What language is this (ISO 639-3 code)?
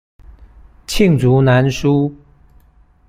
zho